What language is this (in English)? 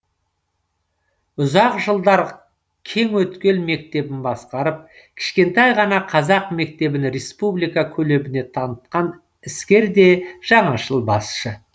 Kazakh